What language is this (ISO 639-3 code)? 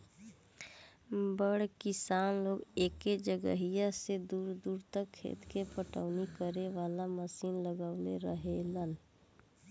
bho